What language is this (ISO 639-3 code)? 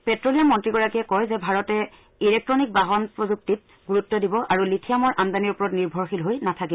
asm